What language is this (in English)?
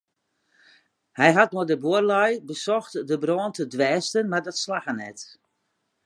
Western Frisian